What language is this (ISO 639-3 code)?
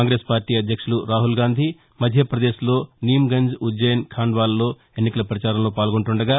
tel